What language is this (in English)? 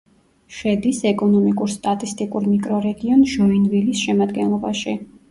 Georgian